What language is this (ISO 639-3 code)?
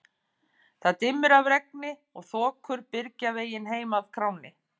isl